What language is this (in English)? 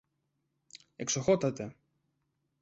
Greek